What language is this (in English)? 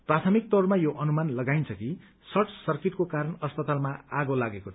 Nepali